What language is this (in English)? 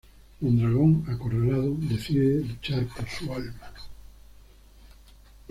Spanish